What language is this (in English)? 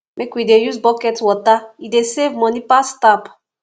Nigerian Pidgin